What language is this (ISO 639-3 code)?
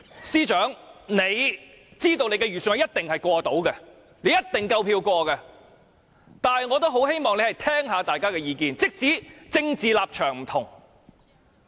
yue